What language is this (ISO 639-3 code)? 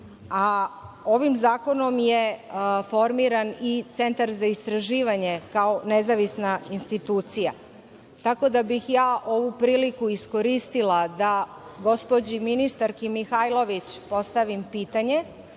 srp